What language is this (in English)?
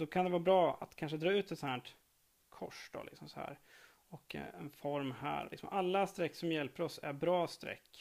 Swedish